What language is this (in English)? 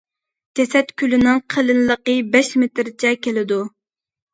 Uyghur